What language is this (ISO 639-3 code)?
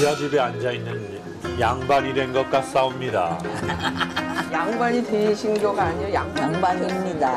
kor